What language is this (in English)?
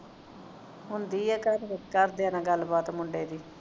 Punjabi